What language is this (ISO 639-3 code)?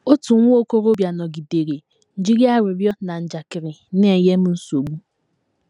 ibo